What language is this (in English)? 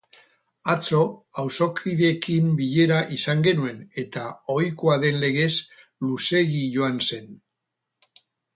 Basque